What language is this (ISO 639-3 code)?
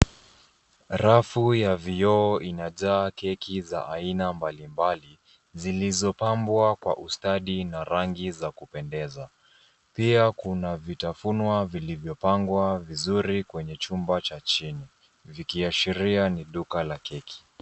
swa